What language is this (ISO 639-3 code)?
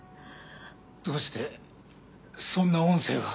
jpn